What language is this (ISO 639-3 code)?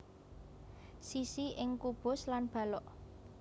jav